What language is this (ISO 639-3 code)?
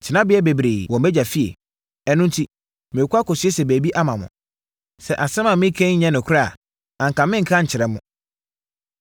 aka